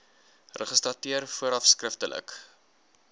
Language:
Afrikaans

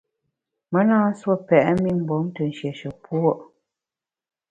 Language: Bamun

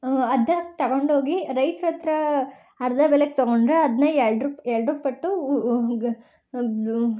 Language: Kannada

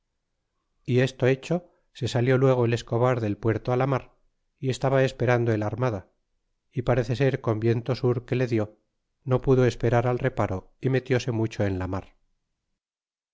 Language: Spanish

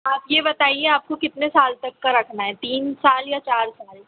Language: Hindi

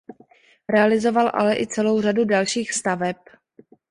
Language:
Czech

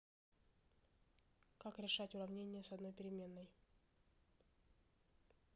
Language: Russian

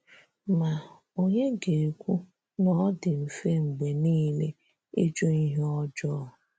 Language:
Igbo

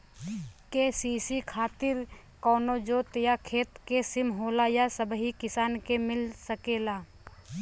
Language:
Bhojpuri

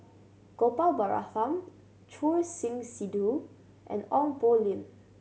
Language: English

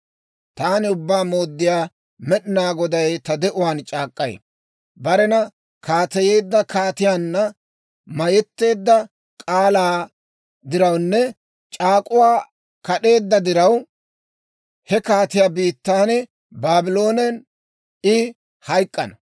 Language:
Dawro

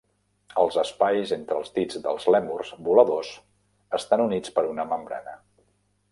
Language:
Catalan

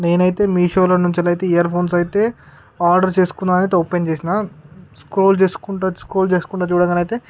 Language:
Telugu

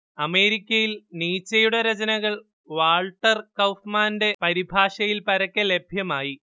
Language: Malayalam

